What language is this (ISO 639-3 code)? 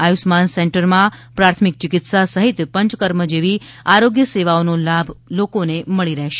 guj